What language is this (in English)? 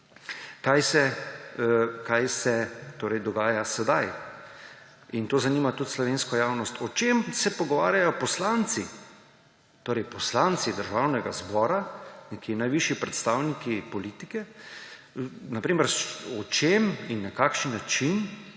Slovenian